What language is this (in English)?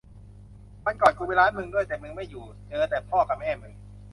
Thai